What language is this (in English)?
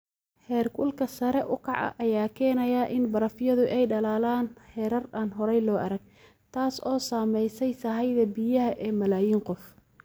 Somali